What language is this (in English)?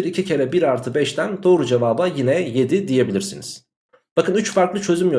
Turkish